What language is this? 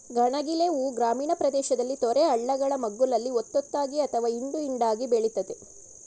Kannada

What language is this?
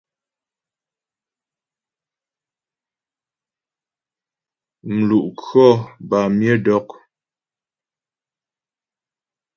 Ghomala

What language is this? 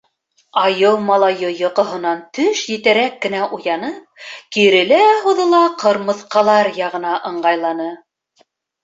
Bashkir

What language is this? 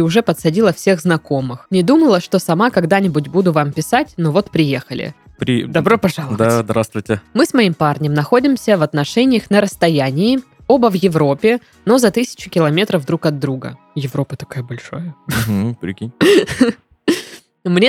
Russian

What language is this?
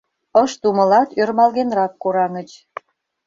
Mari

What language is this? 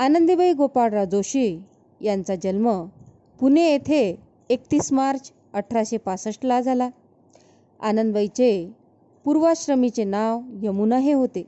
Marathi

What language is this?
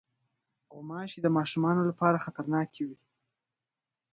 Pashto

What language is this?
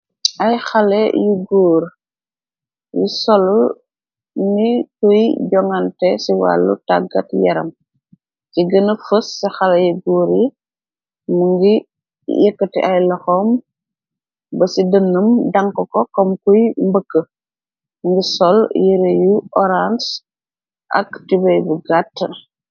Wolof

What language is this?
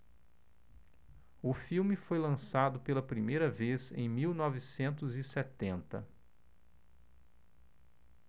Portuguese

